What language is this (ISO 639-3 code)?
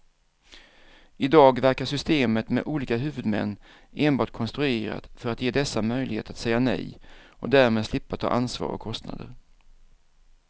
swe